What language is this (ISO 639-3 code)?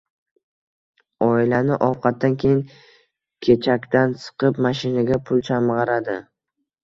uzb